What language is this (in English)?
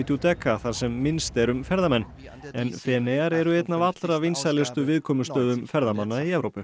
Icelandic